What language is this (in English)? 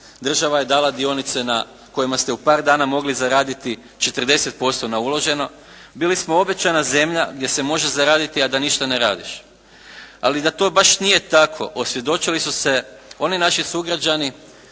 Croatian